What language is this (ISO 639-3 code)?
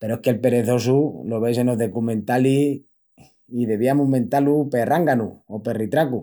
ext